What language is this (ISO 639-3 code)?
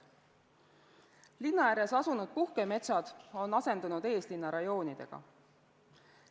est